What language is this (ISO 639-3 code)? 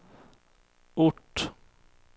swe